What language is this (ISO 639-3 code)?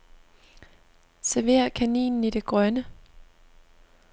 dan